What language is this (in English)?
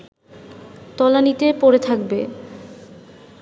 Bangla